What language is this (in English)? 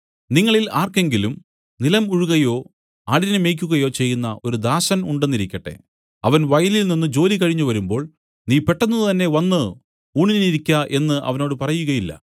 Malayalam